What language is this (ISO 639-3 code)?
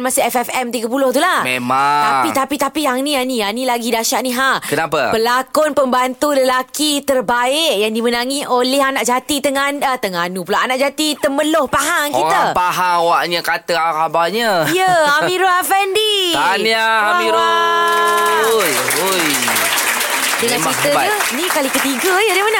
msa